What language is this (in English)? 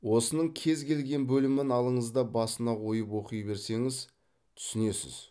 Kazakh